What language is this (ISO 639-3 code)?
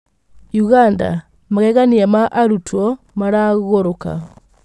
kik